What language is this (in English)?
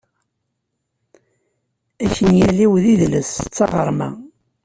Kabyle